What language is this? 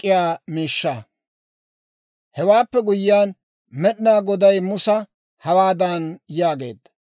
Dawro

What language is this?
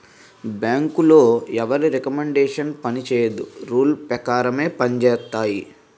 Telugu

